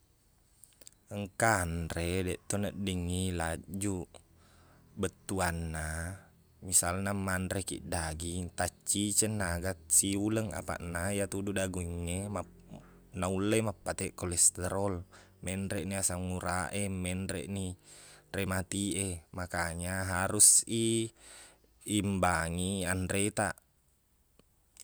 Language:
Buginese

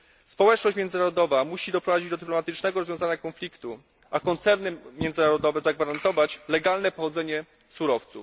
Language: Polish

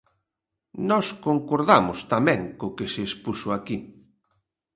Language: Galician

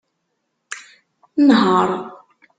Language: Kabyle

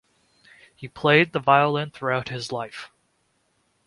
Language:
English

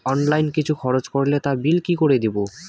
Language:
Bangla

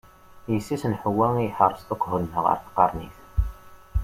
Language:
Kabyle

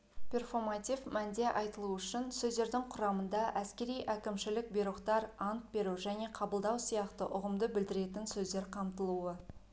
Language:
Kazakh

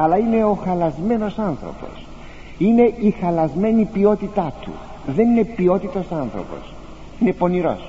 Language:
Greek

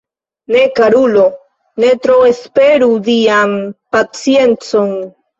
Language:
Esperanto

